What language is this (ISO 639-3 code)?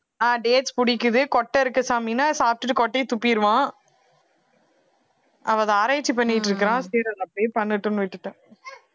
tam